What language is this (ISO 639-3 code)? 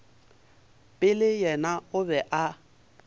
nso